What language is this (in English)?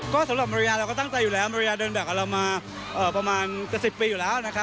Thai